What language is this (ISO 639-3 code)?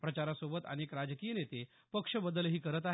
mar